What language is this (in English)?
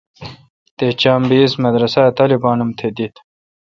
Kalkoti